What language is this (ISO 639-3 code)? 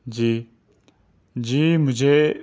urd